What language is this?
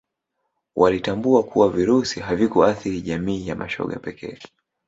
Swahili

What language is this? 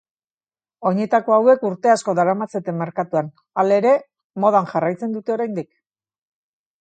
Basque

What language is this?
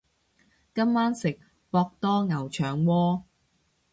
Cantonese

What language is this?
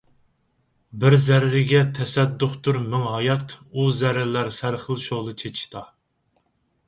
Uyghur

